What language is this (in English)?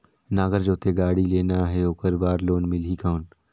Chhattisgarhi